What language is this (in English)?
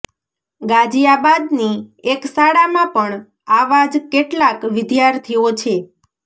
Gujarati